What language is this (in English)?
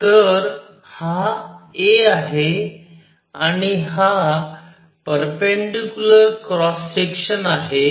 Marathi